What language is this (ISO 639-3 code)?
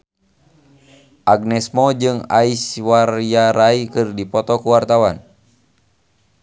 sun